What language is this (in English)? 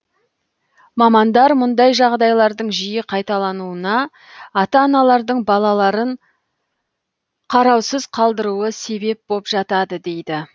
Kazakh